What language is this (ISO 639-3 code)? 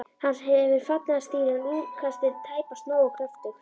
isl